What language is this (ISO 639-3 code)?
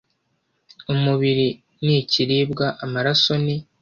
kin